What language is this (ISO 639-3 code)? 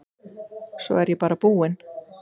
isl